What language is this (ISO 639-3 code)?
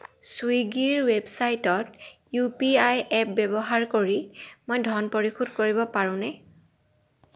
asm